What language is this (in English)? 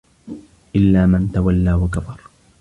Arabic